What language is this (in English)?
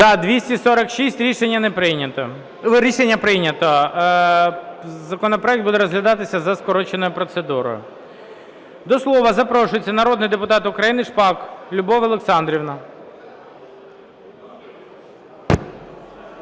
Ukrainian